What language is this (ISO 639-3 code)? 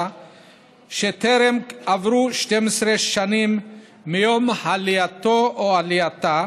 heb